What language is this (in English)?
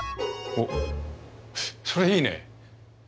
Japanese